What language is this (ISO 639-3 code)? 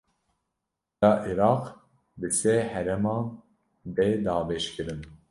kur